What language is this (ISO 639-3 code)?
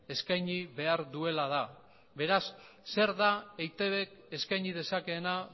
eus